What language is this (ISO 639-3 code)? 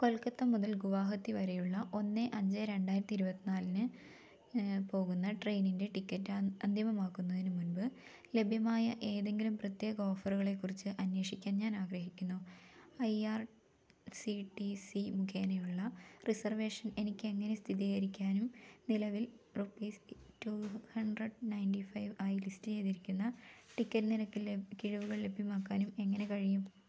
mal